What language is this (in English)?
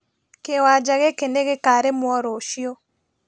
Kikuyu